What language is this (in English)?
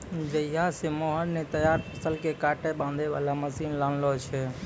Maithili